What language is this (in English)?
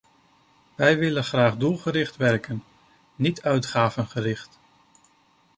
Dutch